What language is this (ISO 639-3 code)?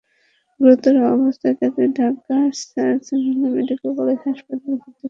ben